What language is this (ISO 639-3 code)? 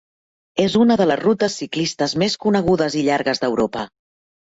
cat